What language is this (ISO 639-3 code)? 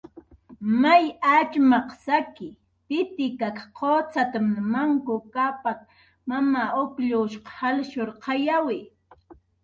jqr